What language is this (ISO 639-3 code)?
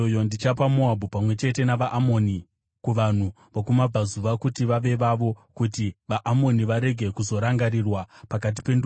sna